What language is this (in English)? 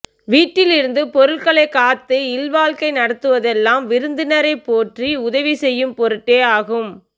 Tamil